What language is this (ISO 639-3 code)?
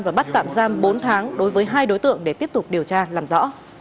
vie